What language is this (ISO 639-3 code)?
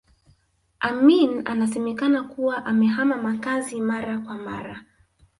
swa